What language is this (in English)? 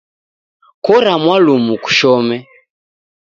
Taita